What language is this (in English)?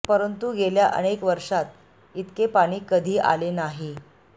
Marathi